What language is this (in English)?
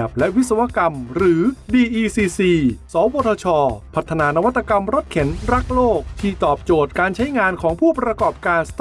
Thai